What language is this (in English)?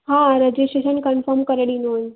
Sindhi